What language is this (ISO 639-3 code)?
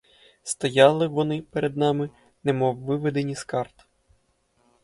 ukr